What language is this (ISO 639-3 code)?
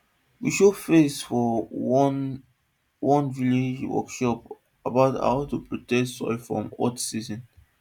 pcm